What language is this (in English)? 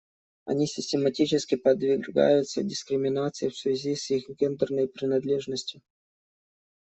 Russian